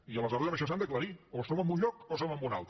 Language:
Catalan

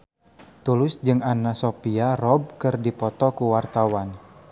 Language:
Sundanese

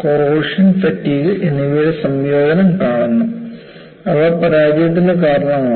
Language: Malayalam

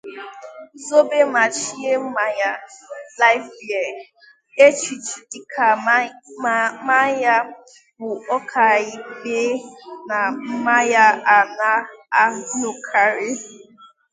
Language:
Igbo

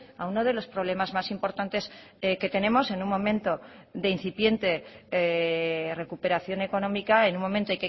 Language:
Spanish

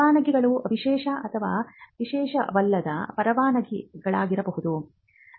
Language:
Kannada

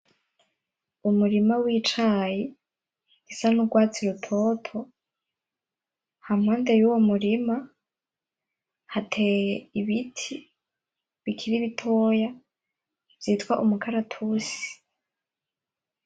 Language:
Rundi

